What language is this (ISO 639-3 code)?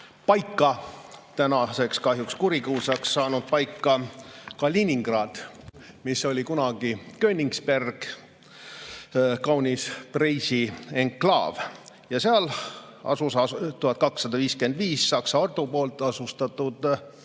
est